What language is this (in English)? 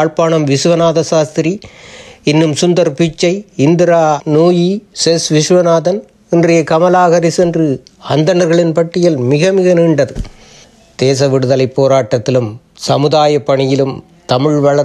Tamil